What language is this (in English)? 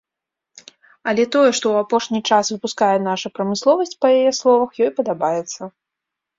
Belarusian